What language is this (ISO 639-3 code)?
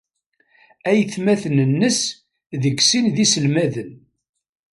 kab